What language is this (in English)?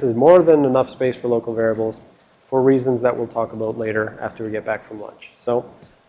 English